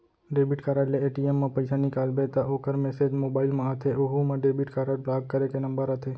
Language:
Chhattisgarhi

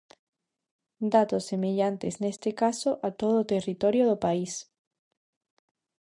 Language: Galician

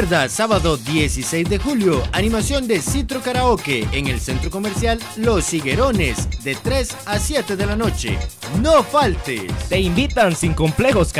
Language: Spanish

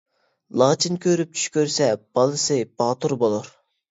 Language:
Uyghur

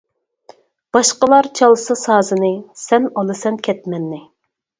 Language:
Uyghur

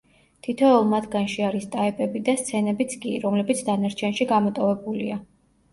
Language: Georgian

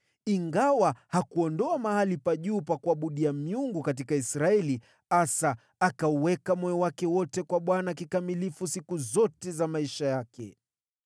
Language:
Swahili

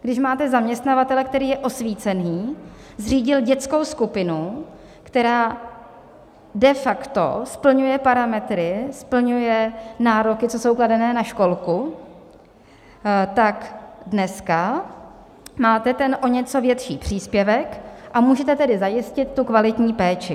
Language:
Czech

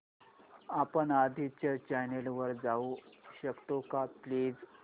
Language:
Marathi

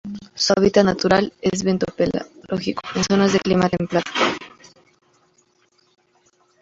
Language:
Spanish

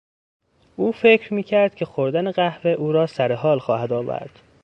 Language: Persian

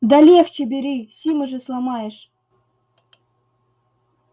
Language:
Russian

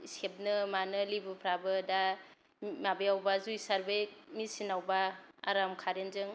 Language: Bodo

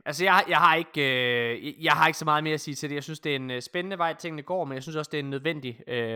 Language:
Danish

